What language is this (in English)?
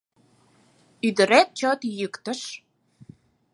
Mari